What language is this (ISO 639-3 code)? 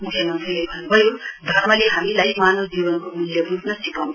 nep